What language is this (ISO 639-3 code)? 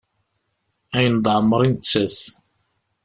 kab